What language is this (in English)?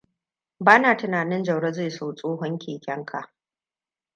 Hausa